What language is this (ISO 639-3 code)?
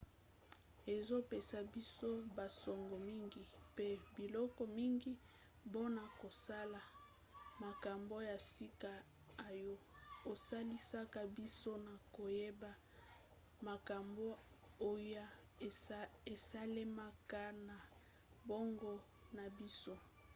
lin